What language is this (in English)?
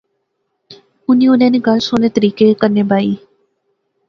Pahari-Potwari